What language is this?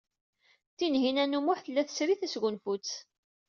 Kabyle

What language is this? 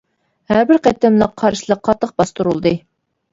Uyghur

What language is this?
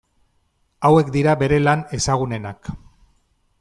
Basque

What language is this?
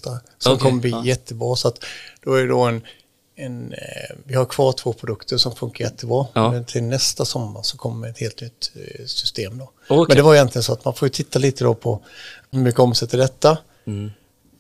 Swedish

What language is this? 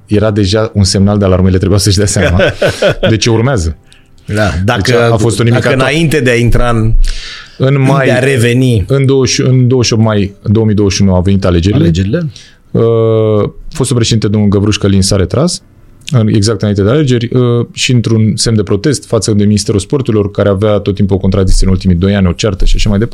Romanian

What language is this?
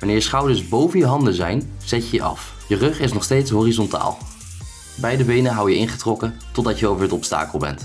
Dutch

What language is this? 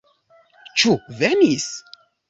Esperanto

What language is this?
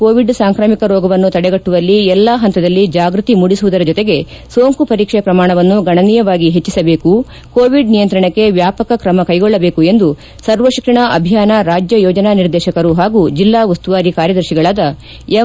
Kannada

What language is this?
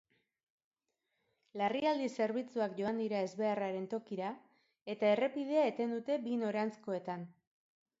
Basque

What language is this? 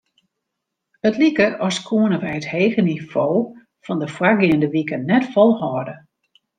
Western Frisian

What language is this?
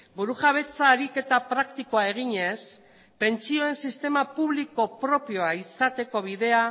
Basque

